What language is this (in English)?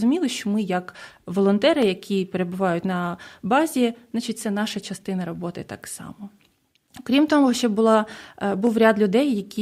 Ukrainian